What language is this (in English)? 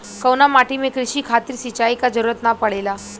Bhojpuri